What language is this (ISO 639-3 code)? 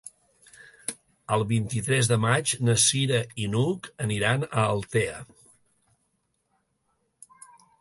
cat